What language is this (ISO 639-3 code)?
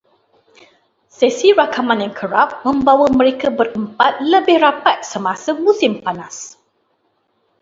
msa